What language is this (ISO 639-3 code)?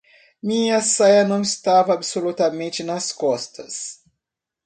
por